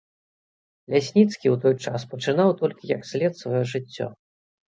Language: Belarusian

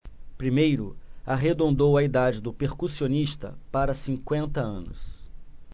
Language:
Portuguese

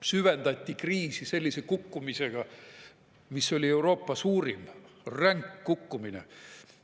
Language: Estonian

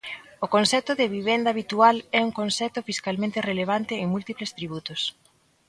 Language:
Galician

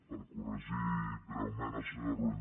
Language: Catalan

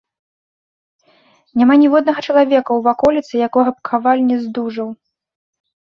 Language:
Belarusian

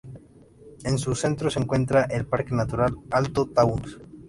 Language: Spanish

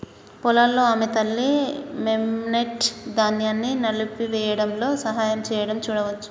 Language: Telugu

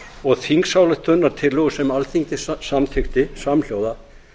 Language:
Icelandic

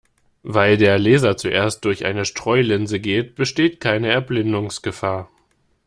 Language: German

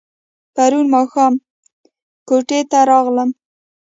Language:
Pashto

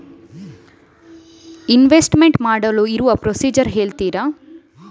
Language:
Kannada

